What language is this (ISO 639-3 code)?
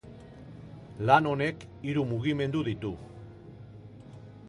eus